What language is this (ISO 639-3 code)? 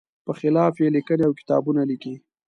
pus